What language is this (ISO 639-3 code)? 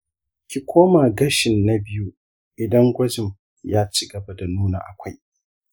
hau